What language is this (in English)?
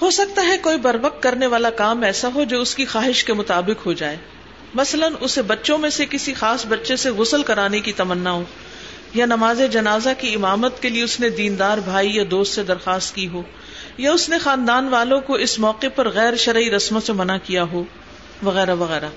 Urdu